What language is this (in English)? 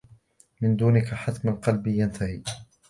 Arabic